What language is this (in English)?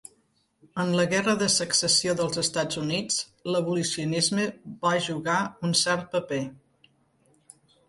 Catalan